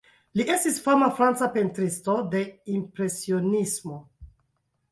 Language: Esperanto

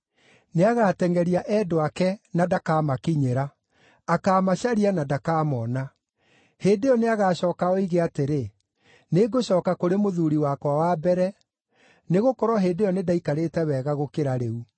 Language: Kikuyu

